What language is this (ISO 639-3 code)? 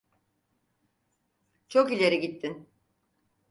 tur